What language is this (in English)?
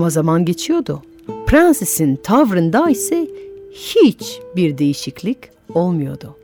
Turkish